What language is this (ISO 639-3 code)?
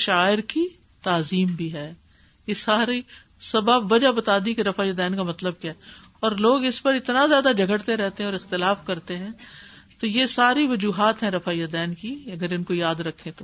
urd